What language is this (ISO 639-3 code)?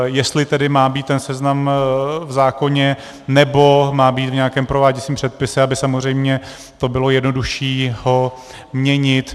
ces